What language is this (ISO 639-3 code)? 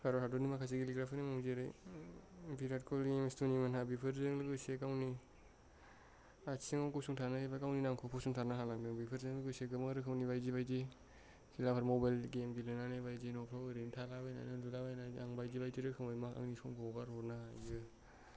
brx